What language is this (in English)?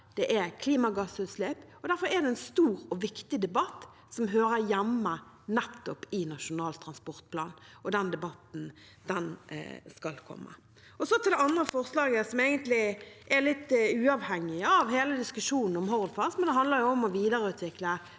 Norwegian